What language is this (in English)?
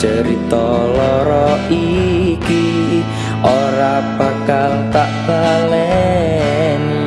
Indonesian